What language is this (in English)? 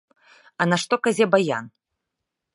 Belarusian